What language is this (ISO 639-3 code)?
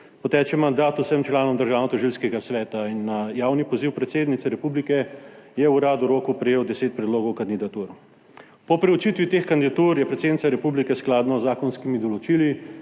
slv